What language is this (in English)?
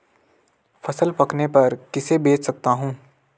Hindi